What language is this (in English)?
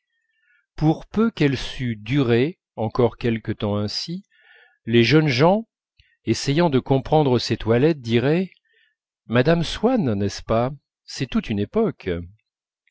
French